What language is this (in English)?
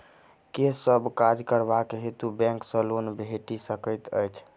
Maithili